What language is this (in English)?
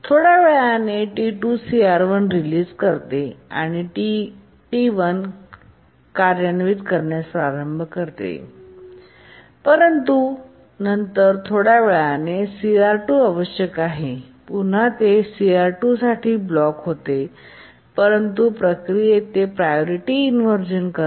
Marathi